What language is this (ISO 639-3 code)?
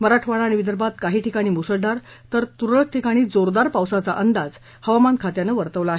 mar